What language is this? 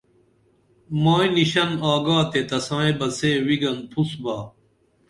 Dameli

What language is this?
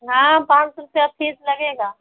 Hindi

